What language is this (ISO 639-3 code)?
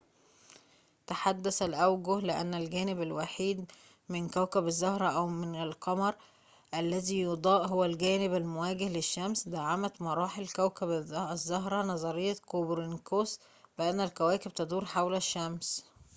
ara